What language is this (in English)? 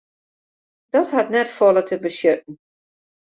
Western Frisian